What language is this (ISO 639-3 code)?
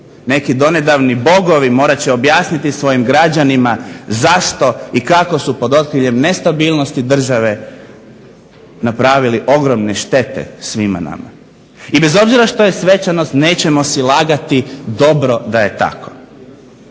hrv